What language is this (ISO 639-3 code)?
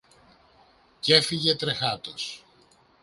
ell